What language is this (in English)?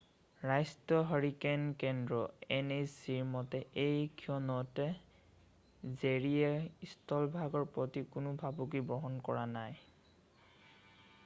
Assamese